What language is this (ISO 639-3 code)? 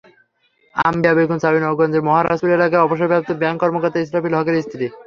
ben